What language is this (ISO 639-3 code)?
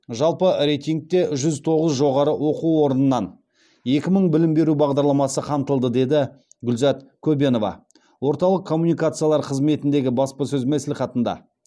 kaz